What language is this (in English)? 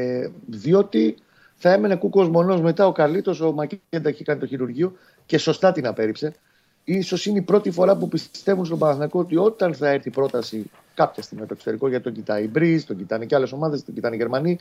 Greek